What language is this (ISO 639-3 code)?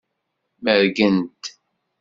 kab